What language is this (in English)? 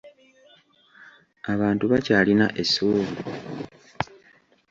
Ganda